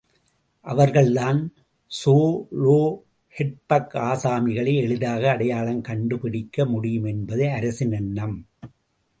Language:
Tamil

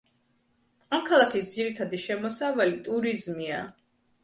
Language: Georgian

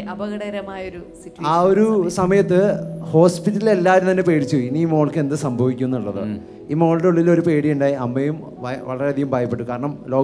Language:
Malayalam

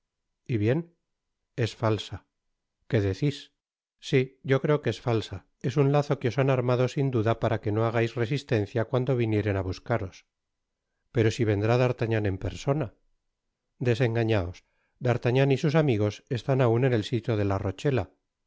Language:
Spanish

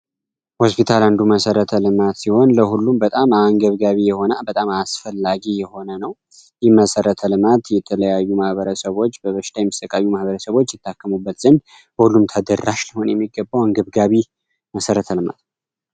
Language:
Amharic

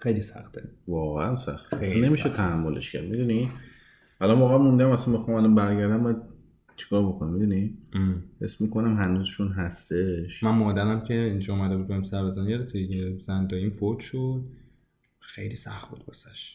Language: Persian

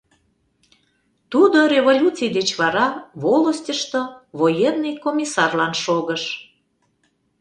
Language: Mari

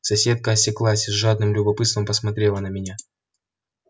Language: Russian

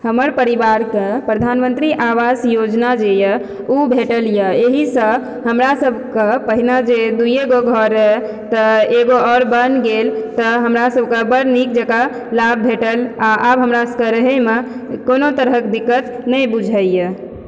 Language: Maithili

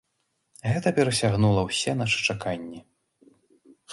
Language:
Belarusian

